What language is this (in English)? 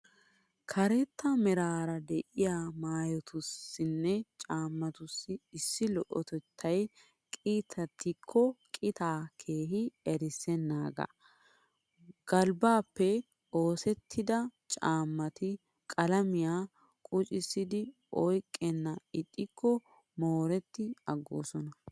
Wolaytta